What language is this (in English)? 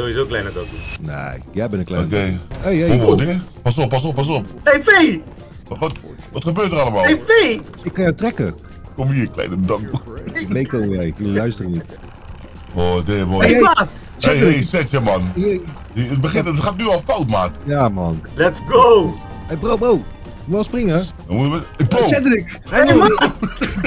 Dutch